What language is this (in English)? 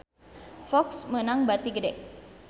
Sundanese